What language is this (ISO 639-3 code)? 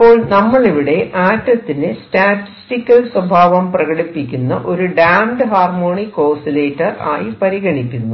mal